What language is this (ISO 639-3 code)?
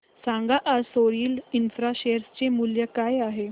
mar